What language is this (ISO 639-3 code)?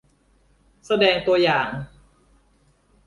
tha